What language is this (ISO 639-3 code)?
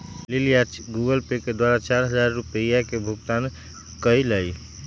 mag